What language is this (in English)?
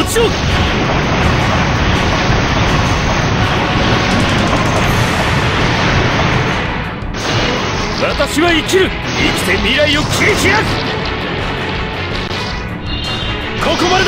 Japanese